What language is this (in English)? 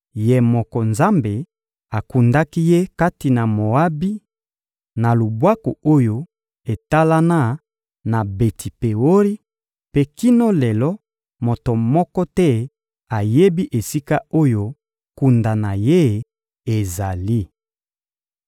Lingala